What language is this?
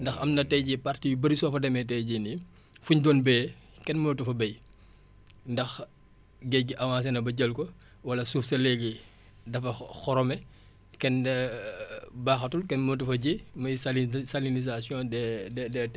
Wolof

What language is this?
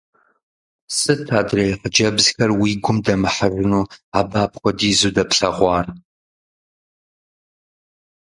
Kabardian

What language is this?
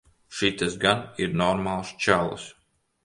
Latvian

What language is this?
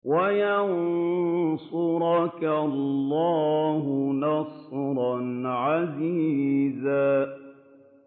Arabic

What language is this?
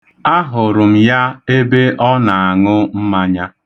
Igbo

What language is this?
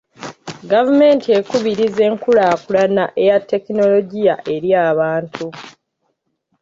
Ganda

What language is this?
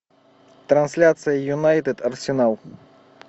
Russian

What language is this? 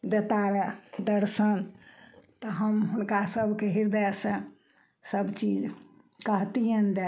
Maithili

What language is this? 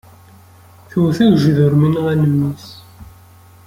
Kabyle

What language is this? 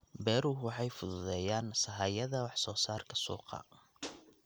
Somali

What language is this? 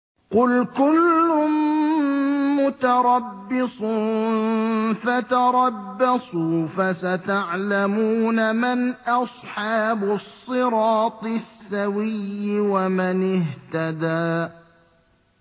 Arabic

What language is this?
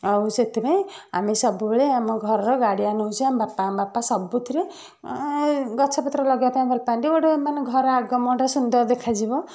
Odia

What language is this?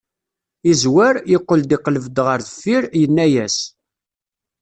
Kabyle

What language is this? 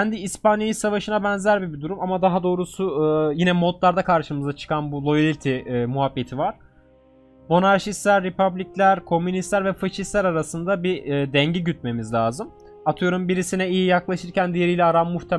Turkish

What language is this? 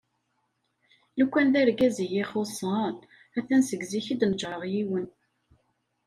Kabyle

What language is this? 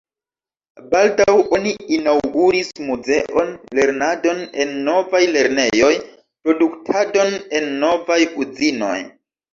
Esperanto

